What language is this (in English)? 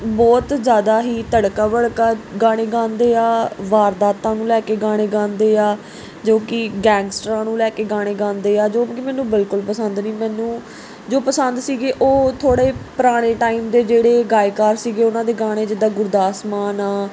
Punjabi